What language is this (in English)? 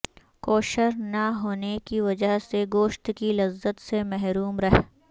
Urdu